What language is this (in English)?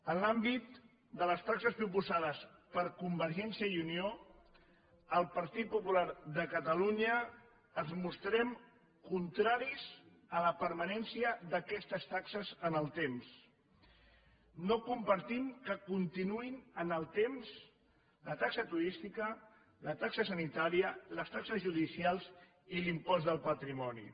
Catalan